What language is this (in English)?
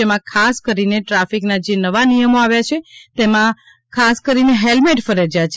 Gujarati